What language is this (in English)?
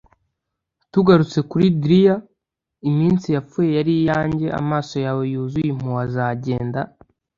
Kinyarwanda